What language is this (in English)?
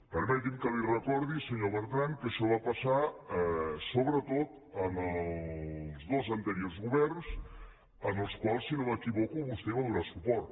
Catalan